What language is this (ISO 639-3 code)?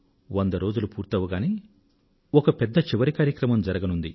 tel